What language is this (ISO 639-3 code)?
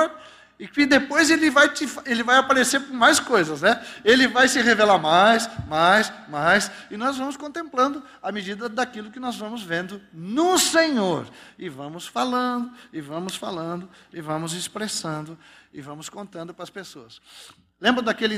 por